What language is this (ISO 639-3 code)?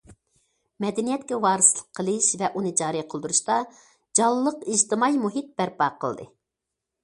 uig